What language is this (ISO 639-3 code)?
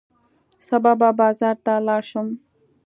pus